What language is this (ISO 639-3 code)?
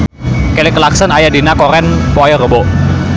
sun